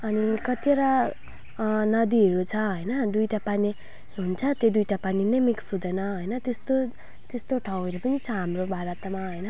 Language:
Nepali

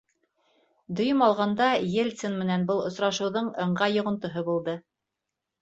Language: Bashkir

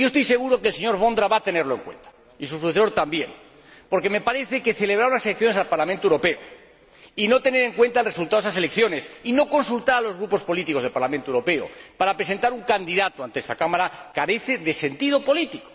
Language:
Spanish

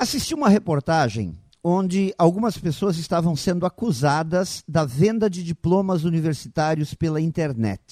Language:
Portuguese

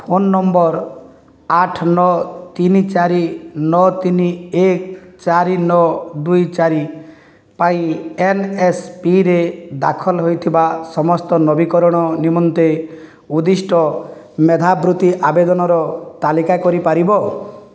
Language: Odia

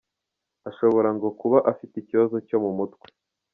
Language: Kinyarwanda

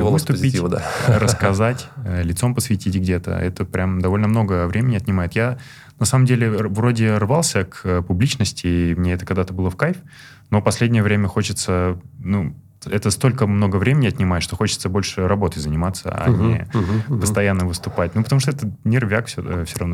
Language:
Russian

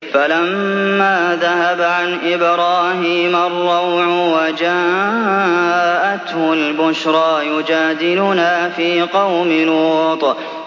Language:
Arabic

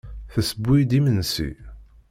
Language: Kabyle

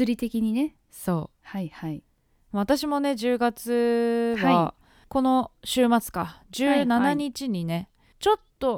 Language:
Japanese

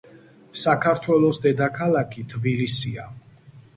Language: Georgian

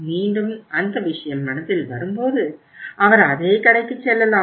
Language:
Tamil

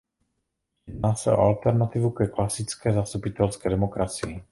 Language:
Czech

